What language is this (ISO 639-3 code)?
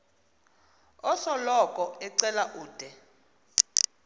xho